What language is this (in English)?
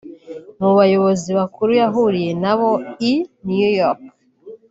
Kinyarwanda